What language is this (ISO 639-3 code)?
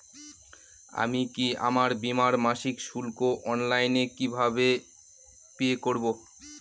ben